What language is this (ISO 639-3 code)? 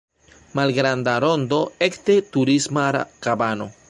epo